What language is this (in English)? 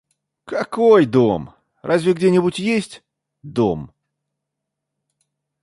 Russian